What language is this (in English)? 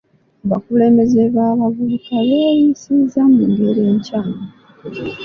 Ganda